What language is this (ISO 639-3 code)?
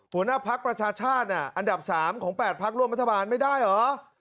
tha